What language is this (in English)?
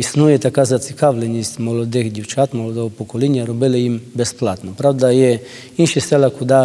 Ukrainian